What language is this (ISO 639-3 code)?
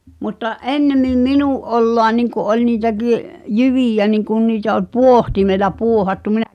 fin